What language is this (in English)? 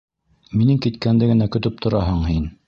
Bashkir